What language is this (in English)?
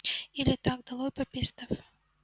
Russian